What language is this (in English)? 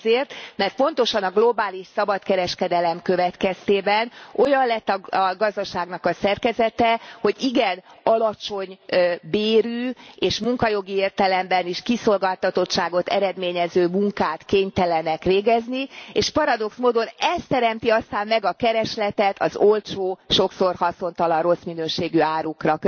Hungarian